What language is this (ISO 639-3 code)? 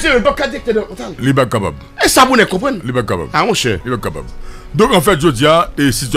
fra